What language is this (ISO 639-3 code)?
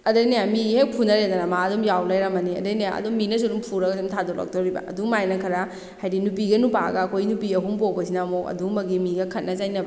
mni